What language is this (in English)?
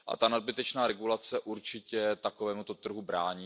Czech